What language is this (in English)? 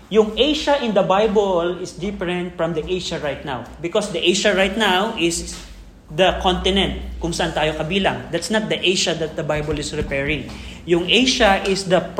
Filipino